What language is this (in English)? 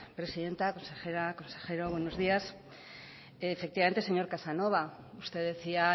Spanish